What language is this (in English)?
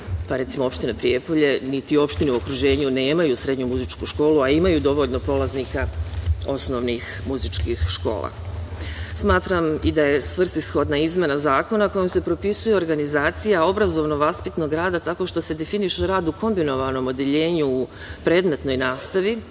Serbian